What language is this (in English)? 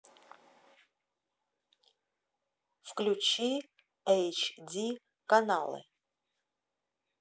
Russian